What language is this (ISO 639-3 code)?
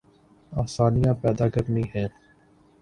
urd